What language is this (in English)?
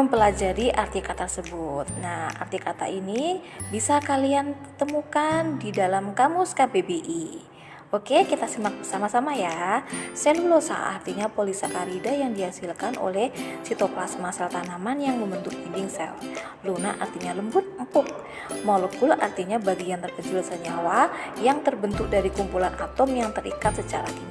Indonesian